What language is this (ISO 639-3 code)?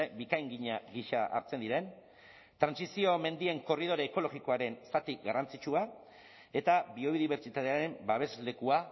eus